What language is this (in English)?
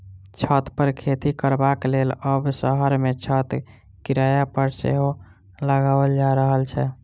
Maithili